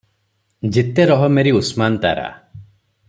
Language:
Odia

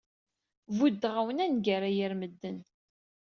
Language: Kabyle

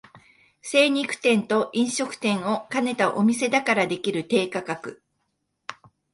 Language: Japanese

